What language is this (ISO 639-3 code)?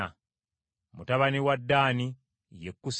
lug